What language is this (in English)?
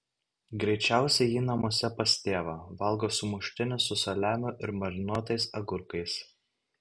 Lithuanian